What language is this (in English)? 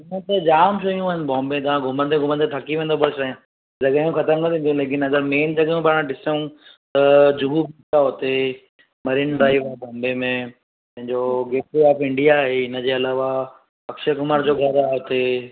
Sindhi